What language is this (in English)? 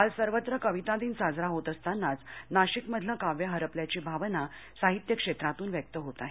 Marathi